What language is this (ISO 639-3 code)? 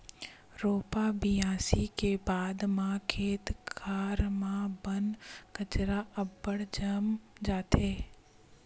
hne